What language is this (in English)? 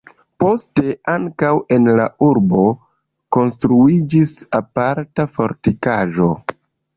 Esperanto